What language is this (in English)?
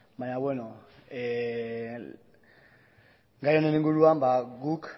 Basque